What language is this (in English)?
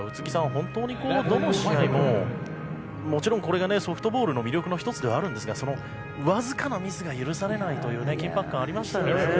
Japanese